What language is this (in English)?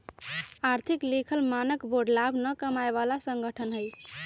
Magahi